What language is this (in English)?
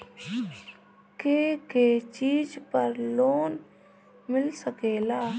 Bhojpuri